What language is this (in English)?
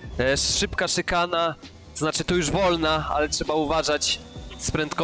Polish